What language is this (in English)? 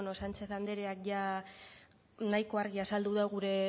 Basque